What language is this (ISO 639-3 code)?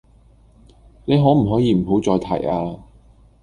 yue